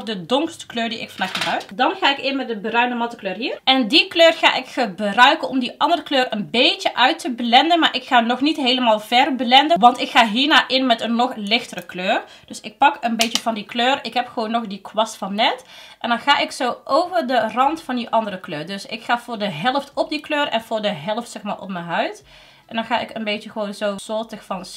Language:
Dutch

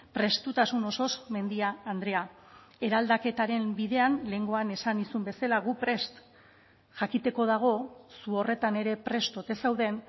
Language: Basque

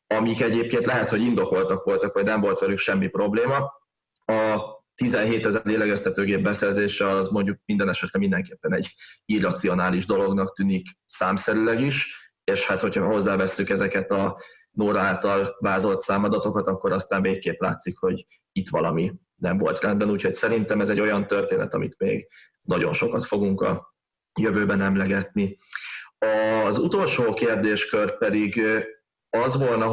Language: Hungarian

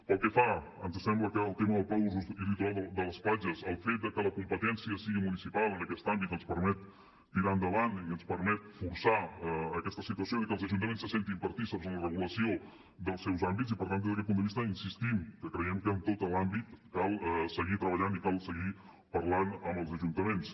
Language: Catalan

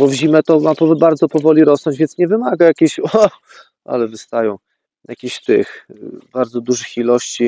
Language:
Polish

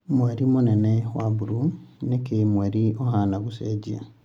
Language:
Kikuyu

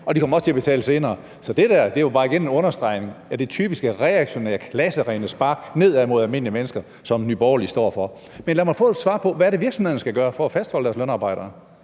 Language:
Danish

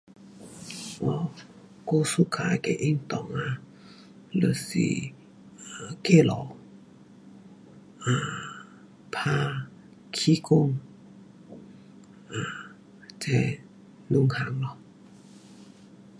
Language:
Pu-Xian Chinese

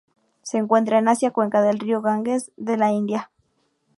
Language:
Spanish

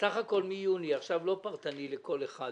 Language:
Hebrew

